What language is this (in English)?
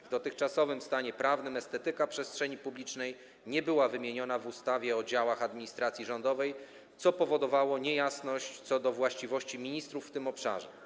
Polish